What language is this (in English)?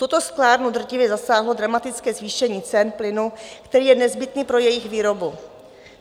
Czech